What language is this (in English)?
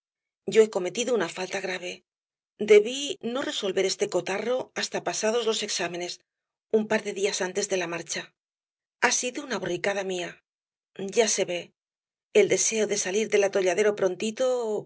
Spanish